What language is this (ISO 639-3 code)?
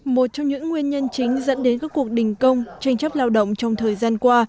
vie